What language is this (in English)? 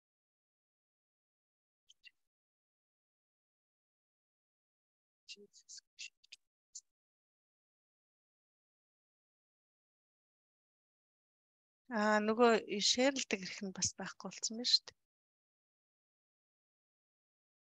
Arabic